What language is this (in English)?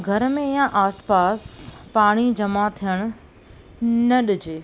Sindhi